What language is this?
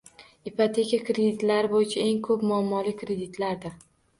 Uzbek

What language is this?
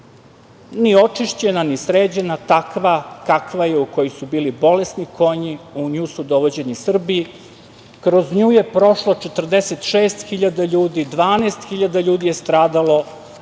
Serbian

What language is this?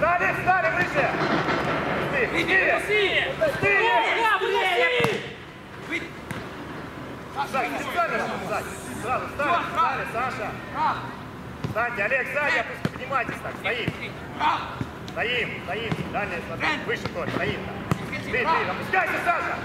Russian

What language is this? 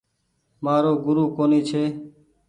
Goaria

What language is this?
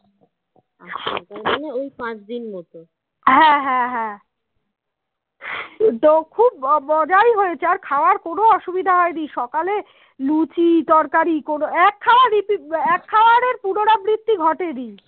Bangla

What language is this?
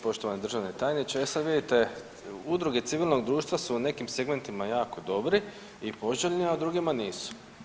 Croatian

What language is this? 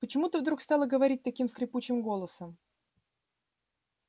Russian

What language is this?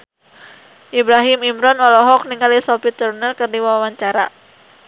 Sundanese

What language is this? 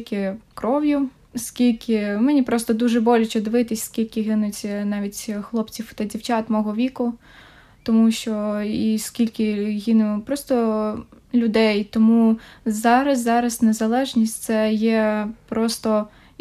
Ukrainian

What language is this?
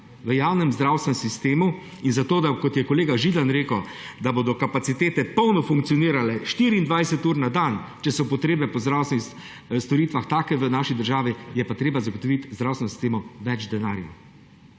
Slovenian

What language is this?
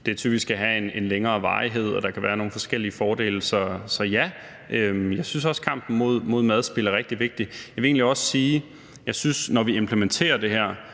Danish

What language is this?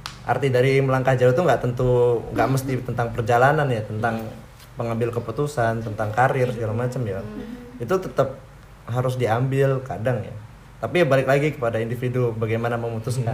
Indonesian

